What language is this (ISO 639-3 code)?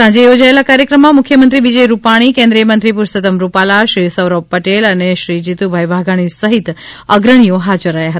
guj